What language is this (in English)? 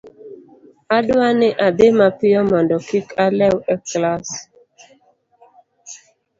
Luo (Kenya and Tanzania)